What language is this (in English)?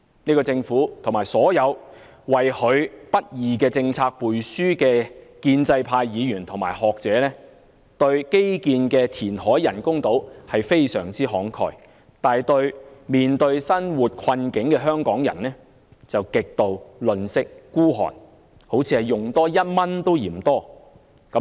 Cantonese